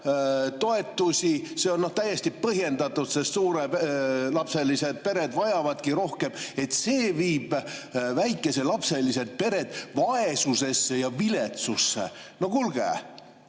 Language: Estonian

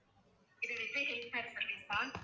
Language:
Tamil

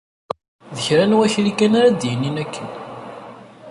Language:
Kabyle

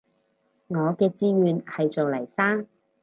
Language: Cantonese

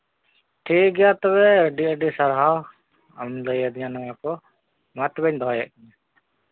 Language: Santali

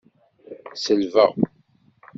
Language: Kabyle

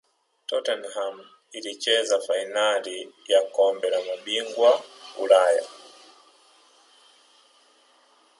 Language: Swahili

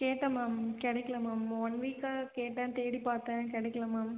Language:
Tamil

